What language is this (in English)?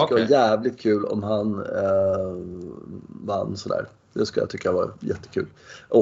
Swedish